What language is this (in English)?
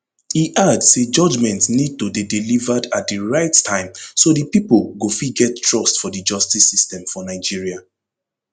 Nigerian Pidgin